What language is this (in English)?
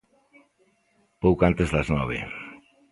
Galician